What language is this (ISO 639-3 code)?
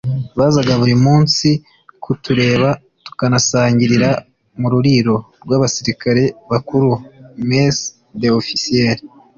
kin